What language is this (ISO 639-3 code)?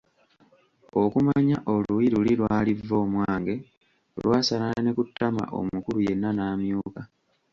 lug